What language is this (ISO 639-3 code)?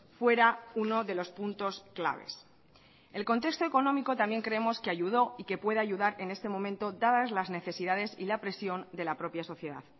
spa